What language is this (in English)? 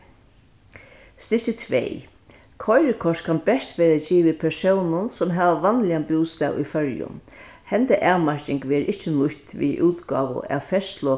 Faroese